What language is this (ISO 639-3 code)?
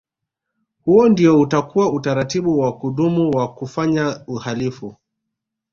swa